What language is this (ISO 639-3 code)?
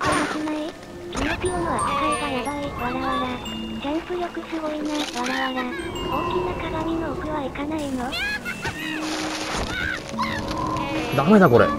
jpn